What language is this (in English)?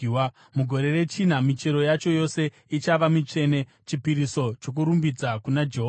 Shona